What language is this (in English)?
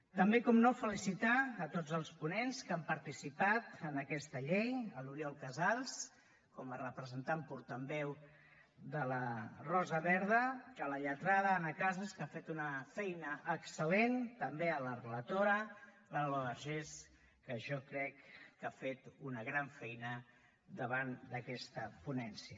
Catalan